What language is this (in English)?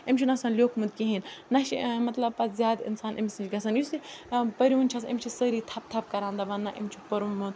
Kashmiri